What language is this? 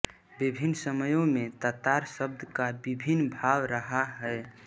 Hindi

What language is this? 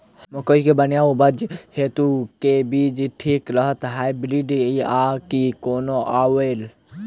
Maithili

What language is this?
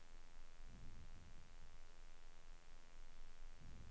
Swedish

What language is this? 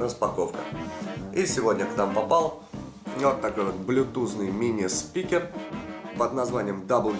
Russian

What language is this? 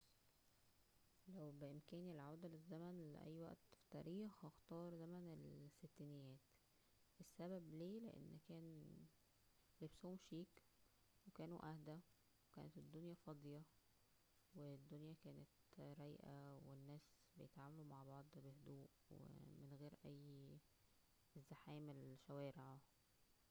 Egyptian Arabic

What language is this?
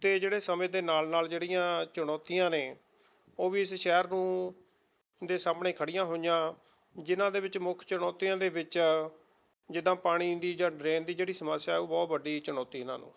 Punjabi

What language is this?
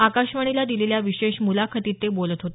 Marathi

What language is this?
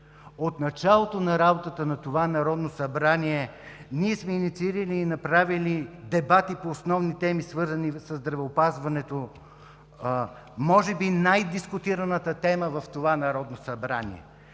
Bulgarian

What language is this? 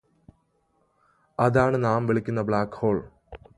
Malayalam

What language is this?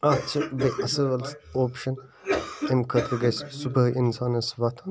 Kashmiri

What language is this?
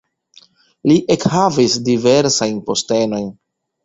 Esperanto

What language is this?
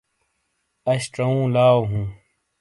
Shina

